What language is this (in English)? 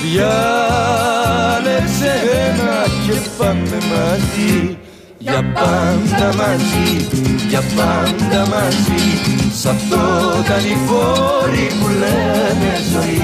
Greek